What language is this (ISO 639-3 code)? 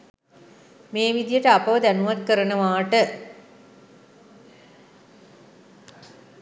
sin